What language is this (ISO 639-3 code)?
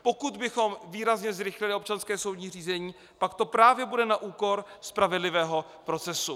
ces